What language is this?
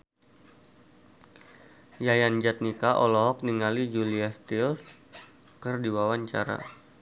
Sundanese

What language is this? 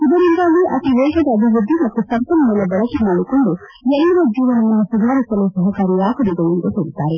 Kannada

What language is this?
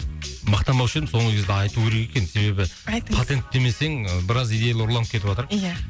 Kazakh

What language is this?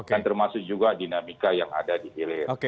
Indonesian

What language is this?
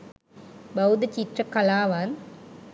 Sinhala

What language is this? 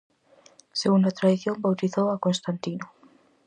Galician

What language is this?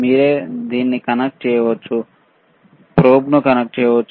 Telugu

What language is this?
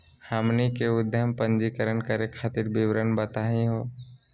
Magahi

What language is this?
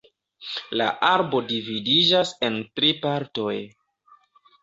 Esperanto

